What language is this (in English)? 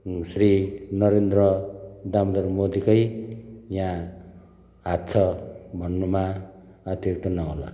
Nepali